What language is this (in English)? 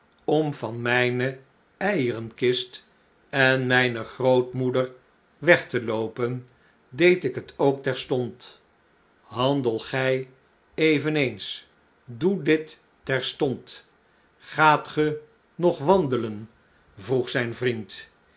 Dutch